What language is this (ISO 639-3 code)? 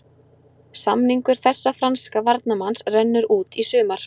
isl